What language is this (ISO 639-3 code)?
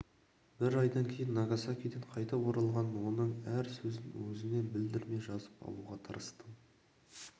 kaz